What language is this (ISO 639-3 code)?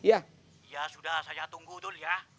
ind